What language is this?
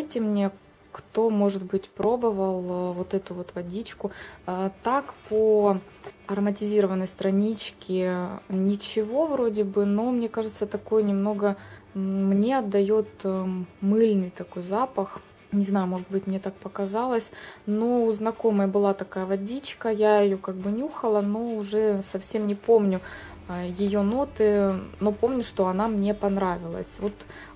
Russian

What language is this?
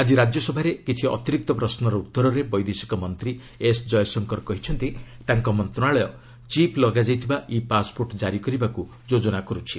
Odia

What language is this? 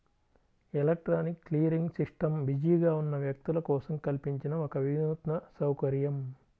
Telugu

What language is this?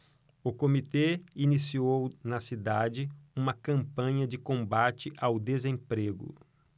Portuguese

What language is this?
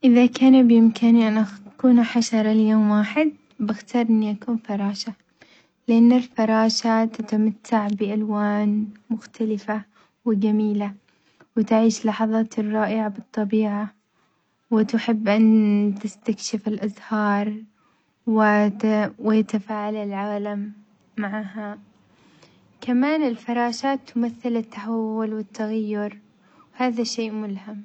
Omani Arabic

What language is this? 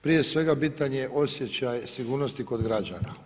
Croatian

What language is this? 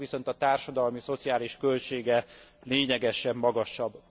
Hungarian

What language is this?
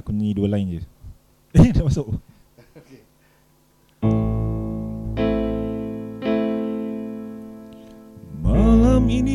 Malay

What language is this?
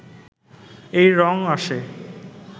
Bangla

